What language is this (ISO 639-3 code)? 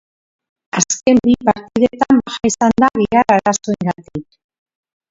eus